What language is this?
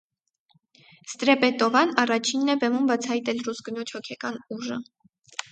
Armenian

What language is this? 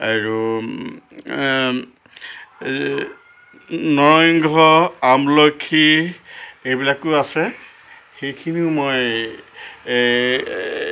Assamese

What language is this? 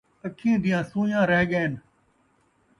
Saraiki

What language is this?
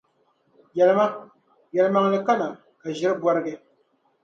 Dagbani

